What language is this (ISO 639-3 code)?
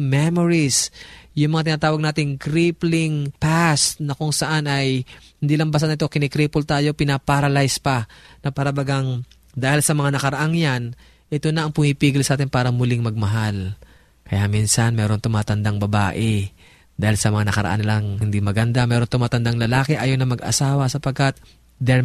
fil